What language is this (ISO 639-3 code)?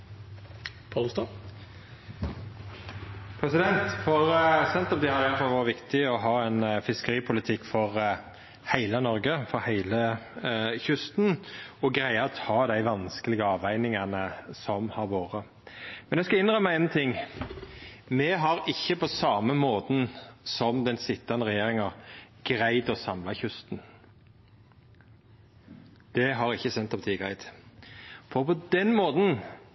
nor